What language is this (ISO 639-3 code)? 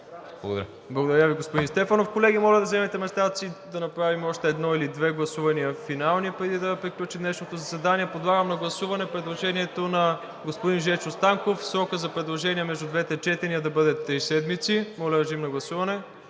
bul